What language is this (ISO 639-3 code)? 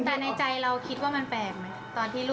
tha